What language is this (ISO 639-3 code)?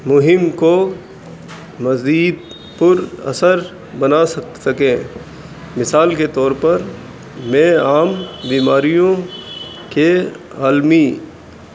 urd